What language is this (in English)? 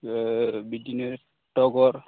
Bodo